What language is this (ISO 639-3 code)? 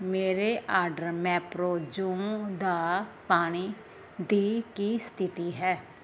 pan